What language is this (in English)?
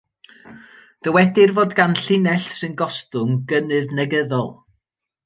Welsh